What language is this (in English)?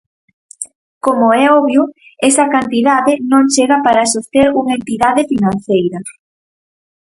Galician